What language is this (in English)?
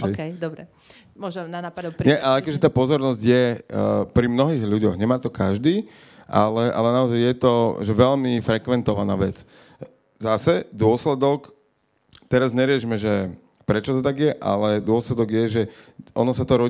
Slovak